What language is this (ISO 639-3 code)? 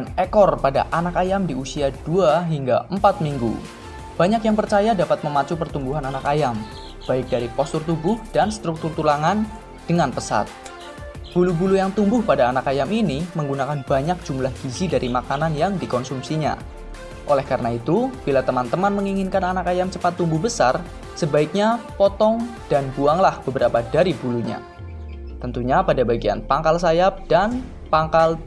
ind